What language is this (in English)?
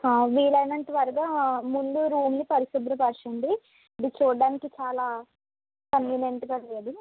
Telugu